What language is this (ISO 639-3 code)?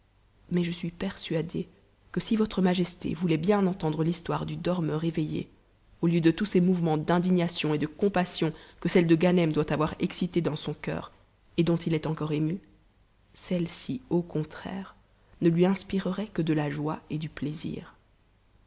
fra